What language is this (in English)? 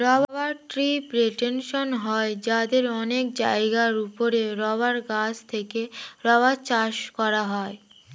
Bangla